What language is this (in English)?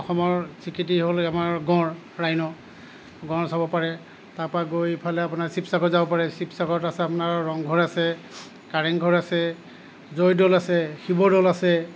Assamese